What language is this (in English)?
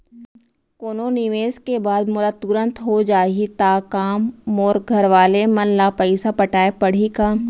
Chhattisgarhi